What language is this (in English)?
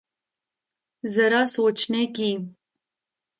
Urdu